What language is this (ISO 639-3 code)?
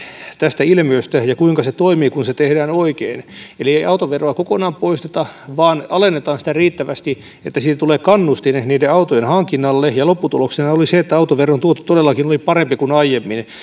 fin